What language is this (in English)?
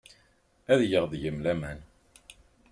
Kabyle